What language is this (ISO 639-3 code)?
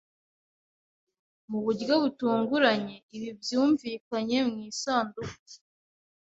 kin